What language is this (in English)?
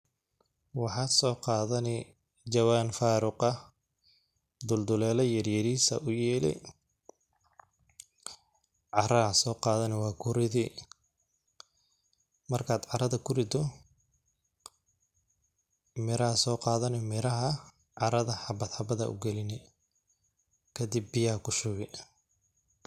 Somali